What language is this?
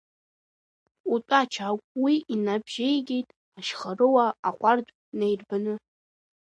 Abkhazian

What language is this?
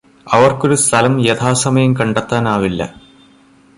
Malayalam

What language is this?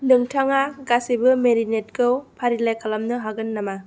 Bodo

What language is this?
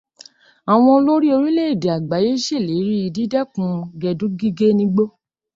Yoruba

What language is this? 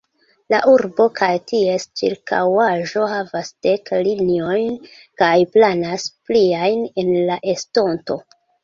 Esperanto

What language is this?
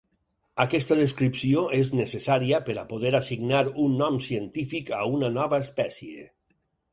Catalan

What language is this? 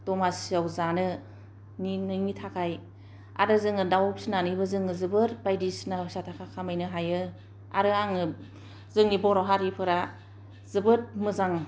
Bodo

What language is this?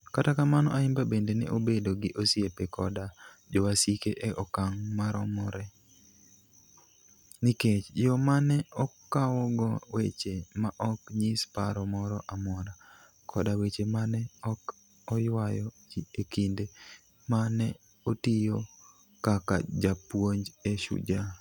Luo (Kenya and Tanzania)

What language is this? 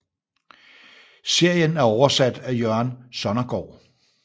Danish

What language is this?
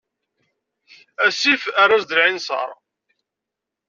Kabyle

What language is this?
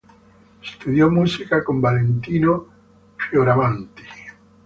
Italian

